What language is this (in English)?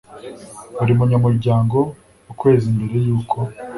Kinyarwanda